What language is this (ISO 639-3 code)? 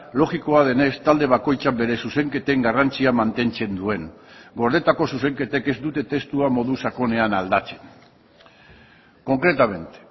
eus